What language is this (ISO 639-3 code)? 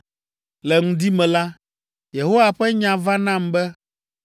ewe